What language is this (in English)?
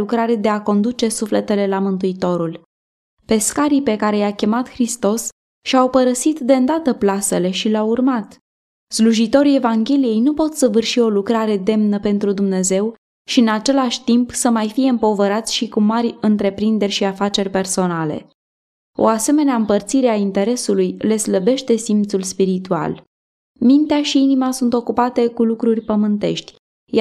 Romanian